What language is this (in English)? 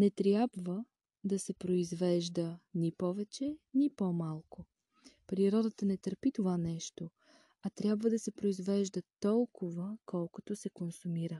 Bulgarian